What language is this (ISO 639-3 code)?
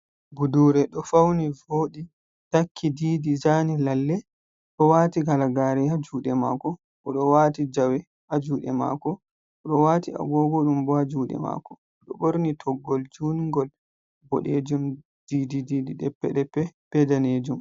ful